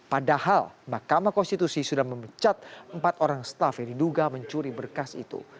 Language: Indonesian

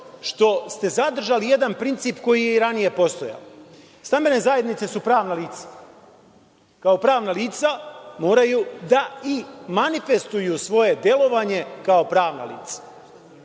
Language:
Serbian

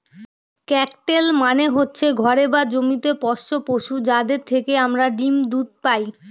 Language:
Bangla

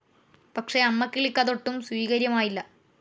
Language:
Malayalam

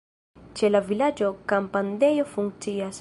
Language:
Esperanto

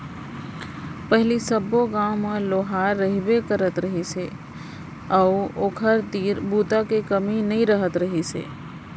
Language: Chhattisgarhi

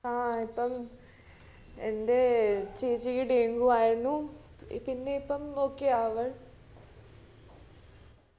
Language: Malayalam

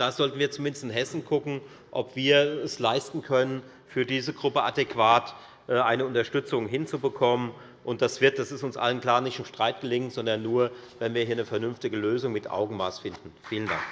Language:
German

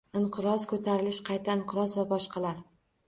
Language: Uzbek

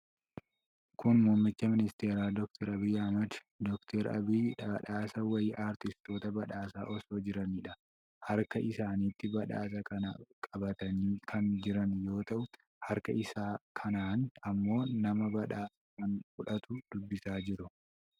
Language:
Oromo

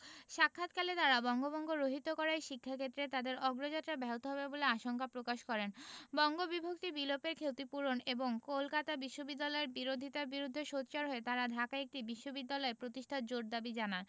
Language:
Bangla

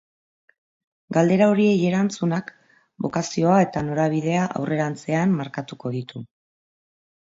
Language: Basque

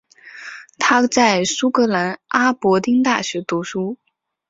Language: Chinese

